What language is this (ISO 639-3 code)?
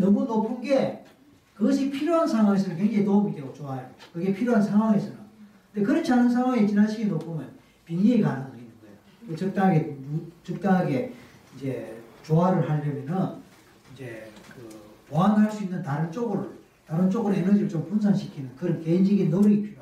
kor